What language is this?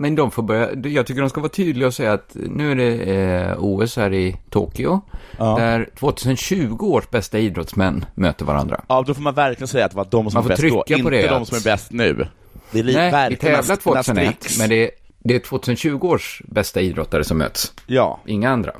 Swedish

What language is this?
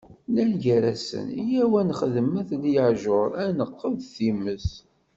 Kabyle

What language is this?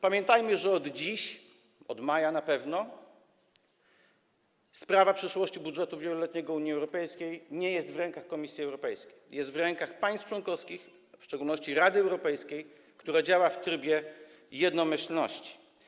Polish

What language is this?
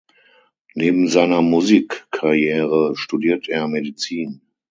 German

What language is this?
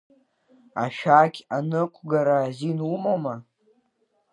Abkhazian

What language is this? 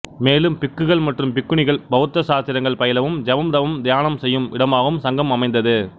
Tamil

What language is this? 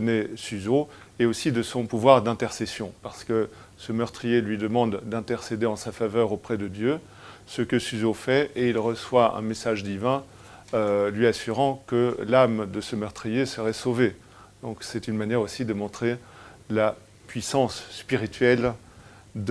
French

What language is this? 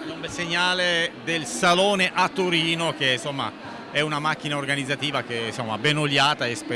Italian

